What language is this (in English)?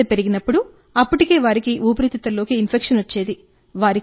Telugu